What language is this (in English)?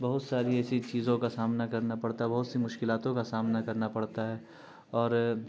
Urdu